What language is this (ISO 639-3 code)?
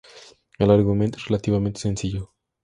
spa